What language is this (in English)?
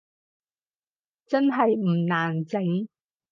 Cantonese